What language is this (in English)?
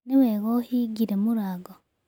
Kikuyu